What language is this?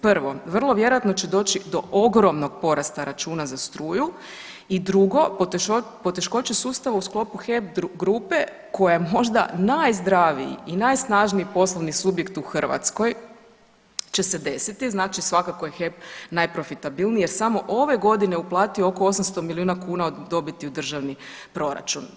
Croatian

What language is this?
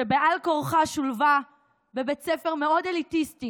Hebrew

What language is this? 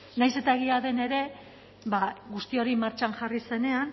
Basque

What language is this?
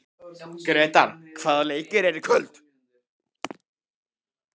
Icelandic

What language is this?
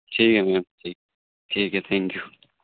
Urdu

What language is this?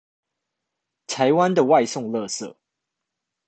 Chinese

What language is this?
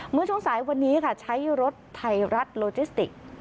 Thai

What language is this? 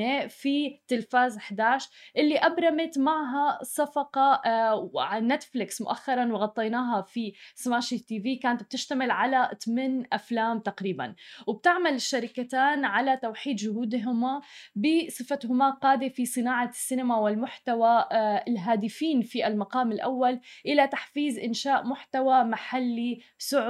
Arabic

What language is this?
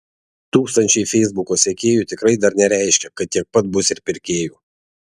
Lithuanian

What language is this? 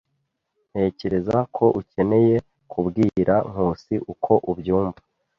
Kinyarwanda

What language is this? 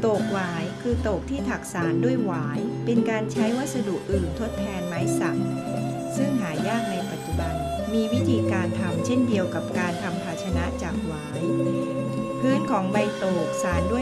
Thai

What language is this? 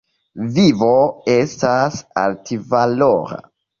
Esperanto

